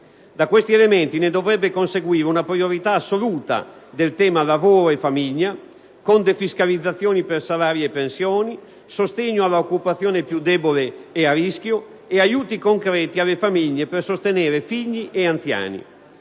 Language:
Italian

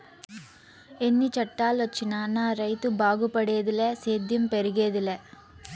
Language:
Telugu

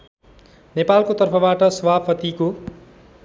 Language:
Nepali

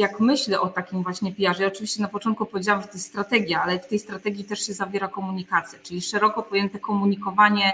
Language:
Polish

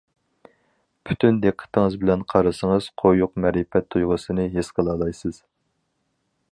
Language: Uyghur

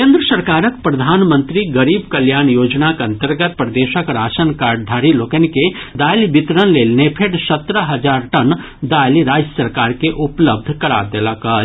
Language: Maithili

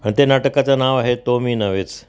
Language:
Marathi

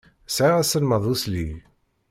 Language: Kabyle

